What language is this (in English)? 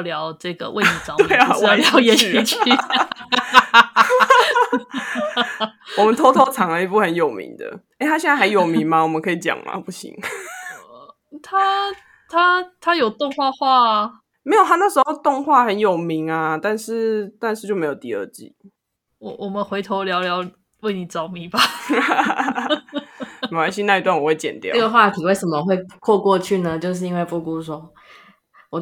Chinese